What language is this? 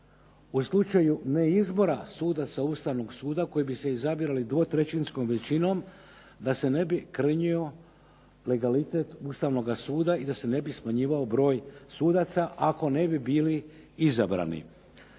Croatian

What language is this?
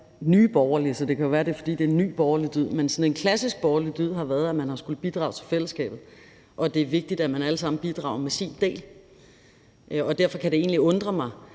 Danish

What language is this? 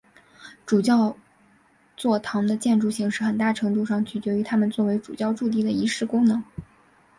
Chinese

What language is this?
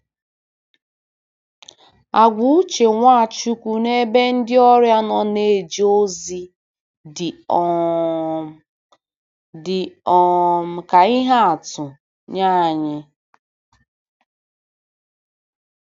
Igbo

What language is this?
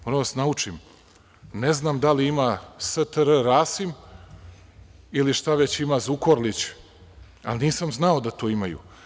Serbian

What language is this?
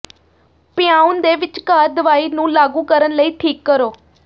Punjabi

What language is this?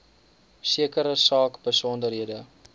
Afrikaans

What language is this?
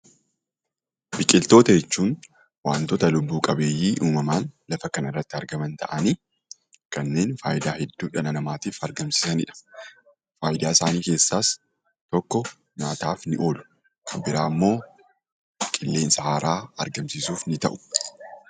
Oromo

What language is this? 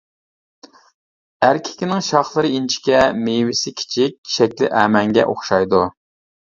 Uyghur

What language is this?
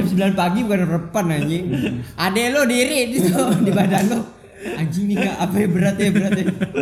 Indonesian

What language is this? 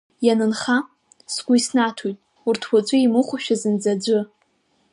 Abkhazian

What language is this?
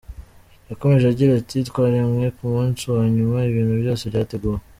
Kinyarwanda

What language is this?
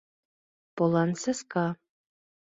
Mari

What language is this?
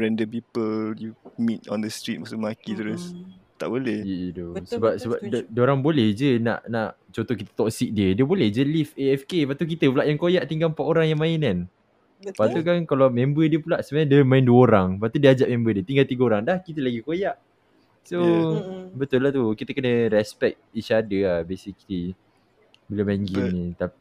Malay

